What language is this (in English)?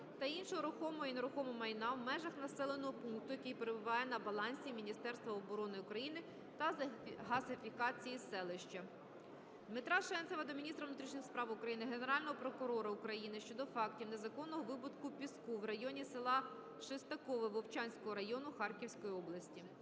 Ukrainian